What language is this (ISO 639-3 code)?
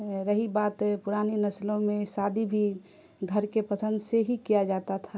urd